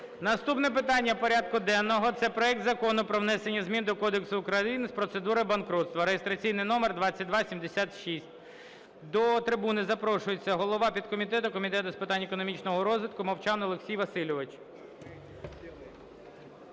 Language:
Ukrainian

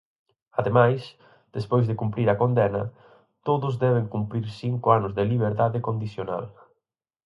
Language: Galician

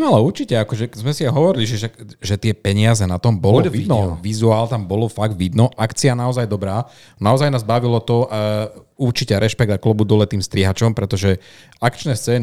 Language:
Slovak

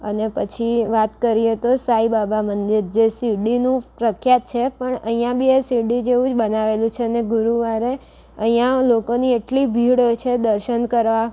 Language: Gujarati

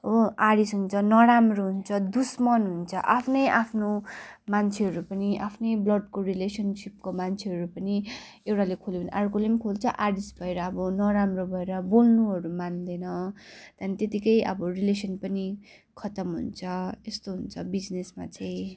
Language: Nepali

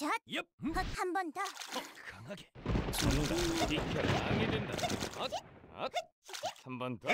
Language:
Korean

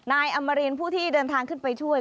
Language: Thai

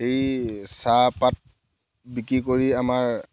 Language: Assamese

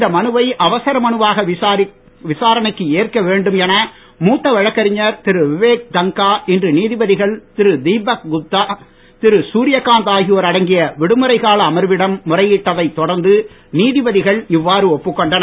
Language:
Tamil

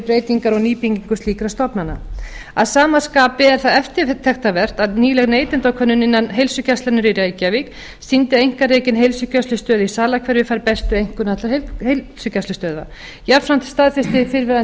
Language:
Icelandic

